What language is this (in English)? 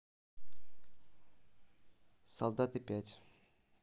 Russian